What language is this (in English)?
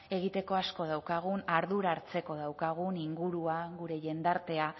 Basque